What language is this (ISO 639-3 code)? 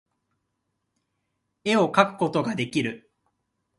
jpn